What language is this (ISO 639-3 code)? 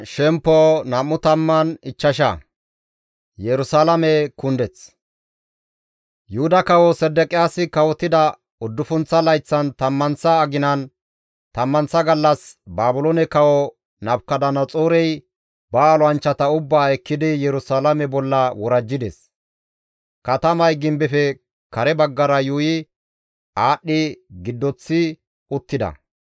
gmv